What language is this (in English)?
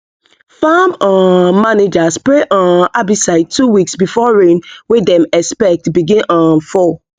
Nigerian Pidgin